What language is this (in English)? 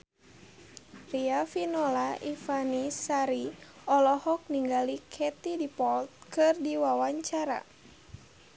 Sundanese